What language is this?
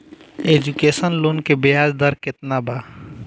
Bhojpuri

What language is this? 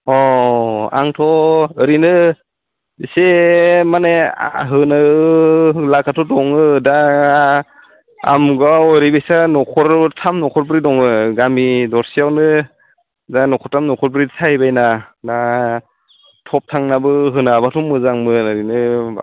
Bodo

